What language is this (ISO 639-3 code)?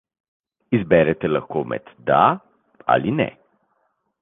slv